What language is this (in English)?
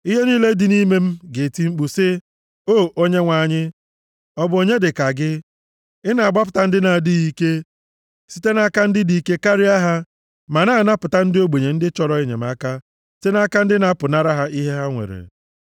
Igbo